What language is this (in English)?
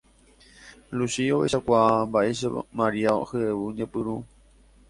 Guarani